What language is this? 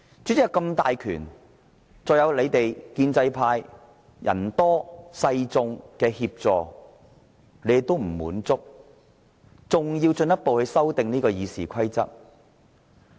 Cantonese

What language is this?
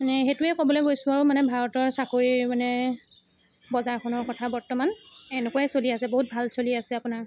Assamese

